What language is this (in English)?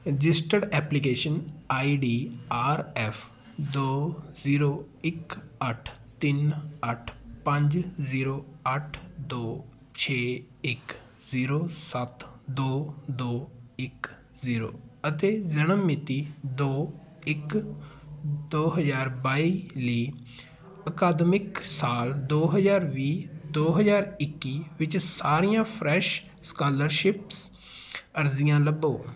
Punjabi